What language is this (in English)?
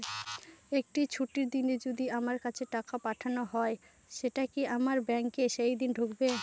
Bangla